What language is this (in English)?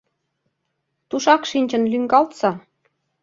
Mari